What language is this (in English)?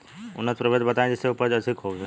Bhojpuri